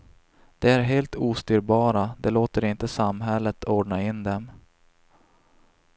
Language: Swedish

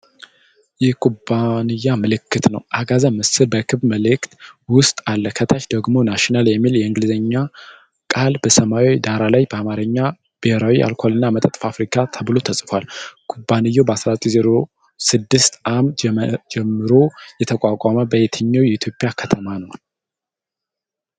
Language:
Amharic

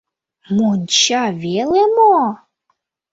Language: Mari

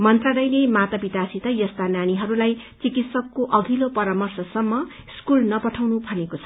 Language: Nepali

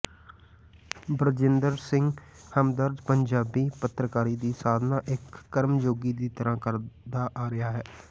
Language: Punjabi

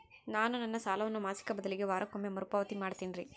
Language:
Kannada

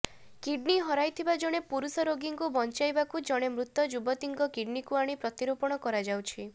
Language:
Odia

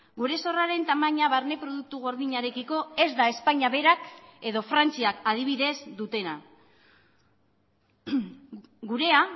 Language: Basque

